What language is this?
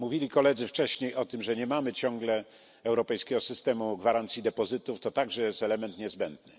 Polish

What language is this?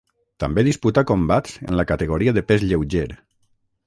Catalan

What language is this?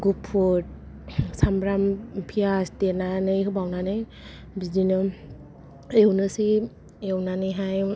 Bodo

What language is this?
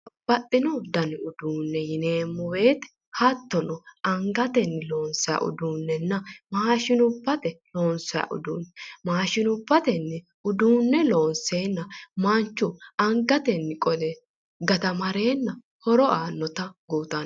Sidamo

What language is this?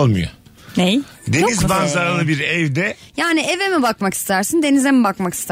Turkish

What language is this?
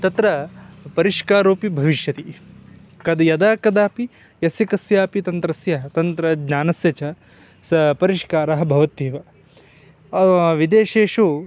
Sanskrit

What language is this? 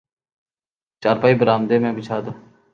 Urdu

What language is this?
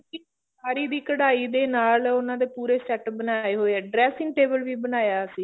Punjabi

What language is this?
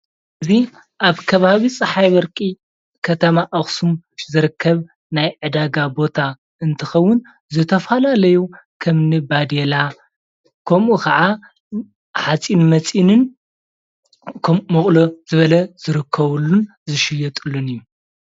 Tigrinya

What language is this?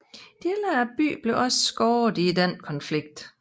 Danish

